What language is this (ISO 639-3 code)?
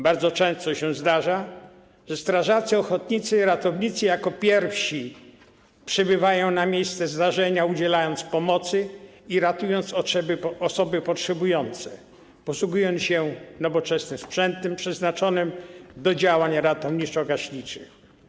pol